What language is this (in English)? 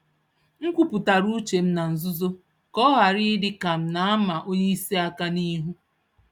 Igbo